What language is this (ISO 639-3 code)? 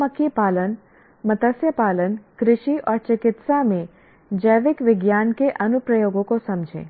hin